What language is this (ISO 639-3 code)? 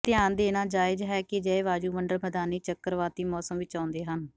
pan